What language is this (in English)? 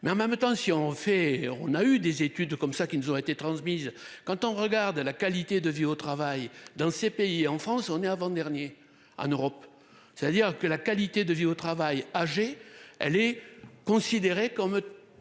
French